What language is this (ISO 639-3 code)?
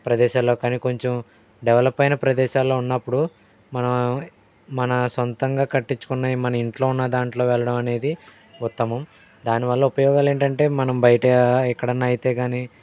tel